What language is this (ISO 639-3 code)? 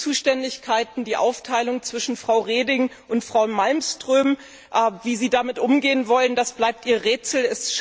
deu